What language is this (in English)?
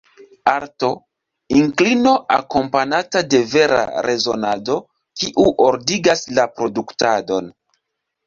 Esperanto